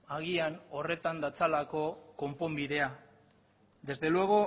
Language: Basque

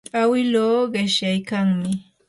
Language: Yanahuanca Pasco Quechua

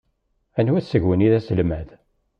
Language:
Kabyle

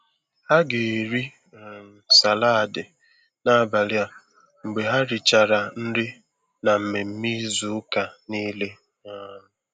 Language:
Igbo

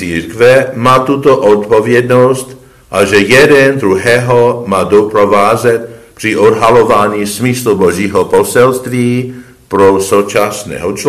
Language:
Czech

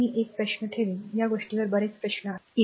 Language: Marathi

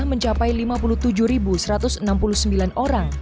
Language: Indonesian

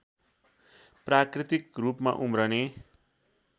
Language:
Nepali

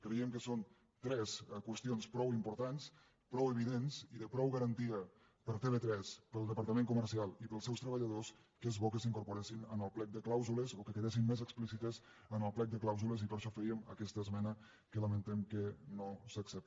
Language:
Catalan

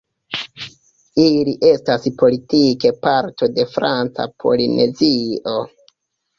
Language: Esperanto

